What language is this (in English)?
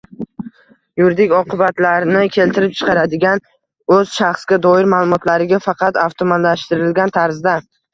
Uzbek